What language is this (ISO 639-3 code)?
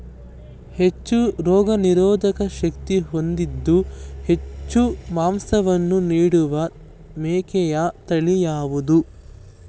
kan